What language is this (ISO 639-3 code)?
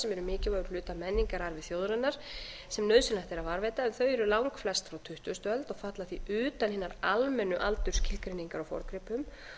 isl